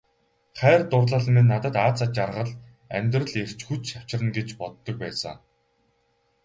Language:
Mongolian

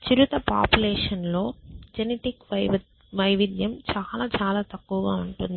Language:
Telugu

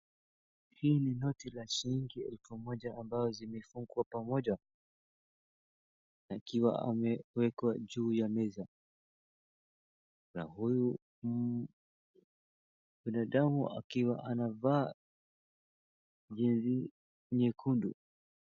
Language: Swahili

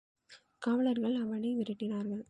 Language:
Tamil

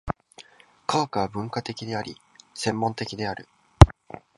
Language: Japanese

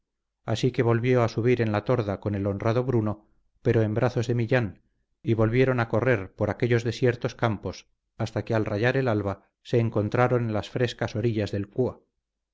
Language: Spanish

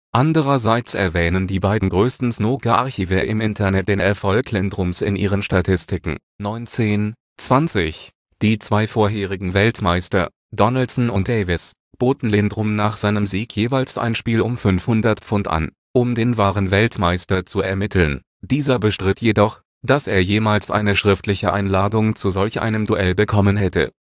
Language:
German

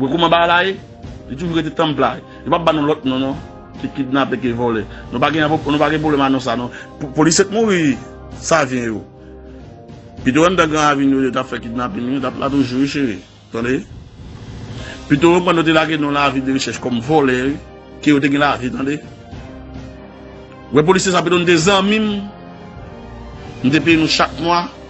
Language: French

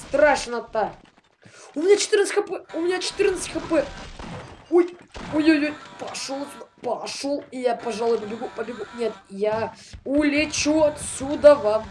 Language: Russian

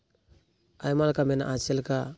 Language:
Santali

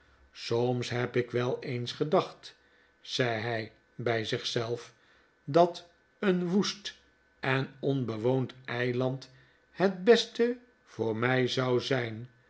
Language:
Dutch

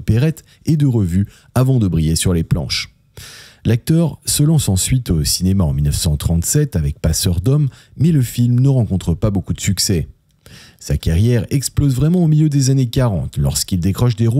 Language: French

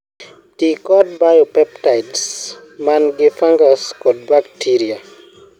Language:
Luo (Kenya and Tanzania)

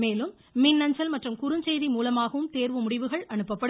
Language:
Tamil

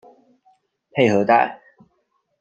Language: Chinese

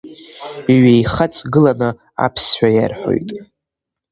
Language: Abkhazian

